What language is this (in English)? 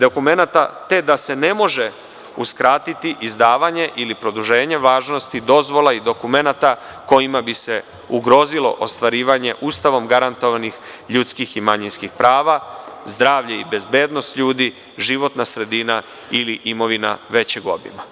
Serbian